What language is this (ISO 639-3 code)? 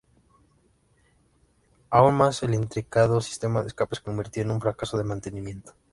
spa